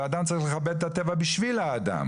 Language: Hebrew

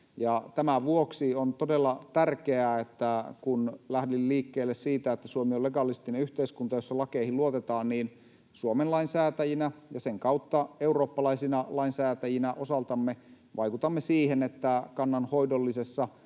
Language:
Finnish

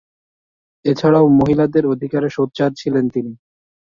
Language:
Bangla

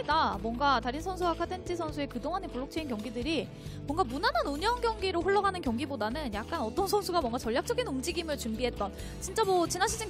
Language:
Korean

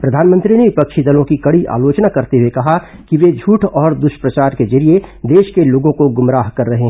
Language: Hindi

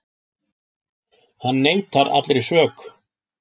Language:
Icelandic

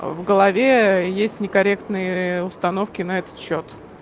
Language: Russian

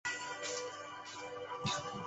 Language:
Chinese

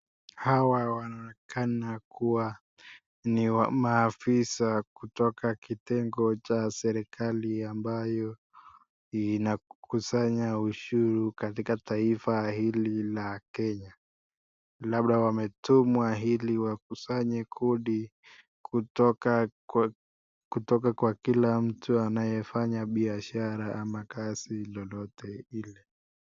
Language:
Swahili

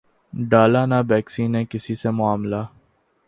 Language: Urdu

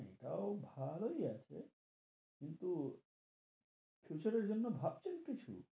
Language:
Bangla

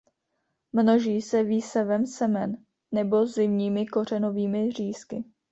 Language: Czech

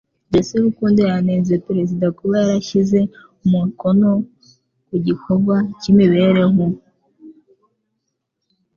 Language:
Kinyarwanda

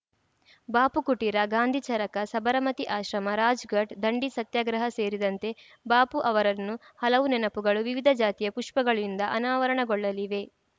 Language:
Kannada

